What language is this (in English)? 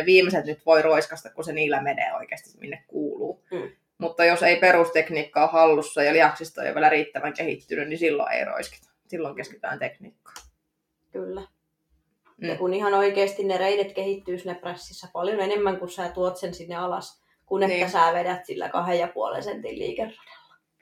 Finnish